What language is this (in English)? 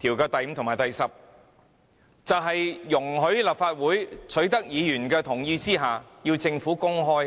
Cantonese